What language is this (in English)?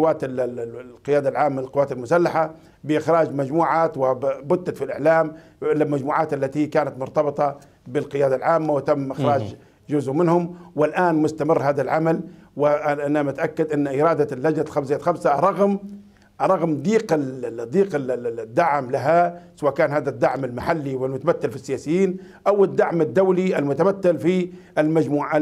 Arabic